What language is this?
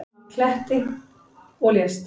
Icelandic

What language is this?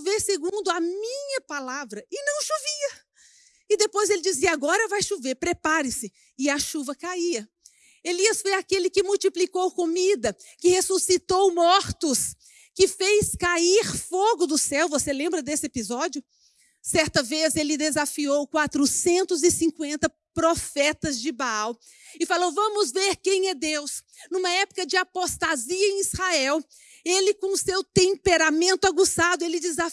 Portuguese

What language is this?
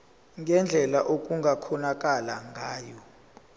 Zulu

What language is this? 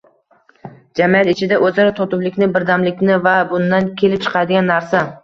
Uzbek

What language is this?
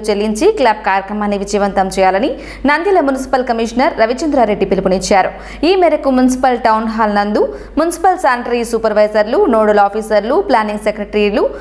Hindi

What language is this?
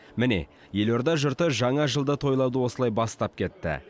Kazakh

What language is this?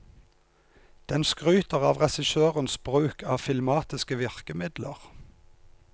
Norwegian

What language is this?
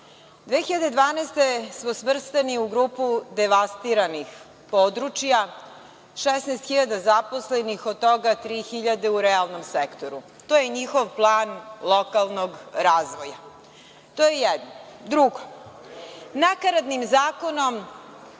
Serbian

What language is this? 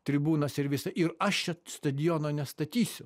Lithuanian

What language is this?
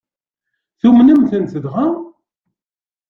Kabyle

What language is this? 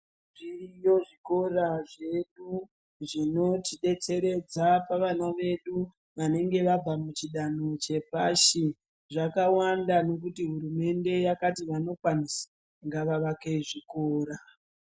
Ndau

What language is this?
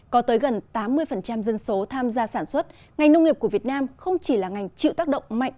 Vietnamese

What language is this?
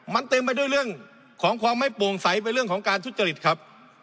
Thai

